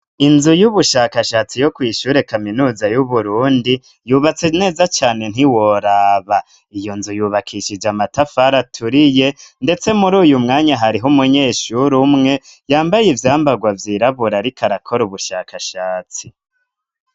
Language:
Rundi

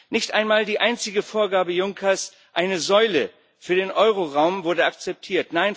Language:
German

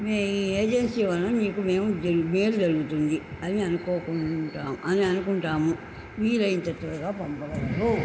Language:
Telugu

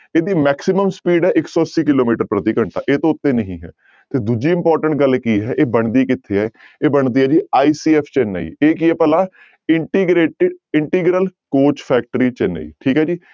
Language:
Punjabi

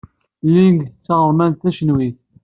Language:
Kabyle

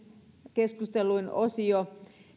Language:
Finnish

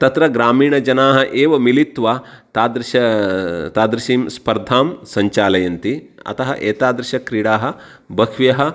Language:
Sanskrit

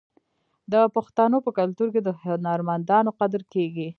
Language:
Pashto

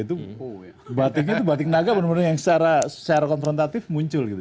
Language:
Indonesian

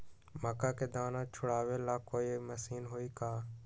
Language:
Magahi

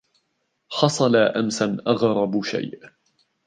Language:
Arabic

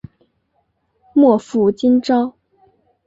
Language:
Chinese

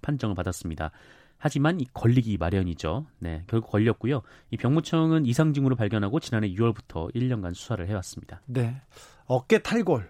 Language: Korean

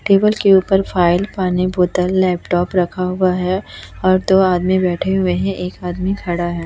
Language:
Hindi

